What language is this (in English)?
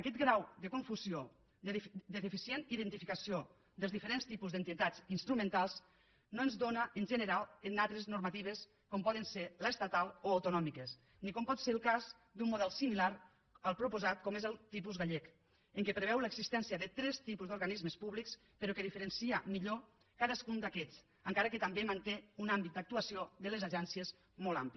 Catalan